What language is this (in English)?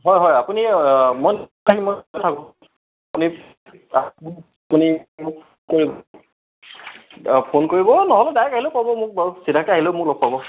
Assamese